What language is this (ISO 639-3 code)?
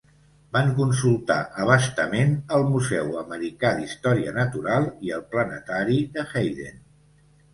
cat